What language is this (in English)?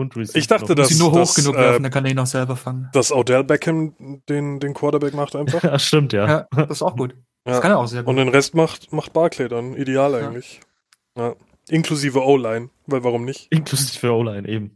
German